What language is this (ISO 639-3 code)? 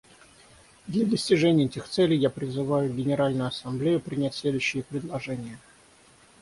rus